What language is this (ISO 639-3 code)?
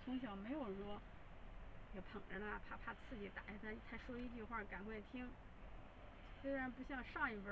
zho